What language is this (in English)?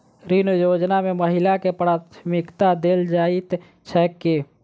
Maithili